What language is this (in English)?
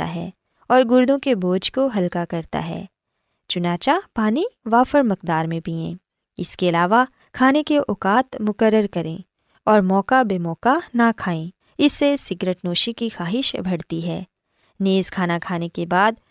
Urdu